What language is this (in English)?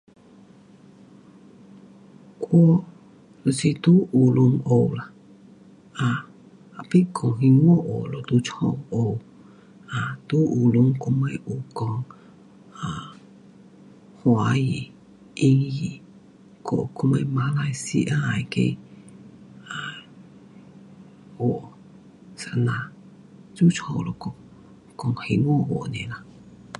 Pu-Xian Chinese